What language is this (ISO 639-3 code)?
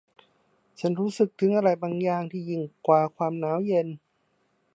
tha